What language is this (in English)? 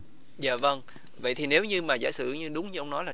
Vietnamese